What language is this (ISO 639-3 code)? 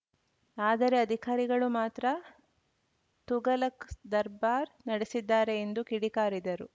kan